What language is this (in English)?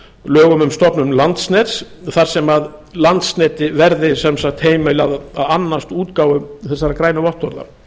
Icelandic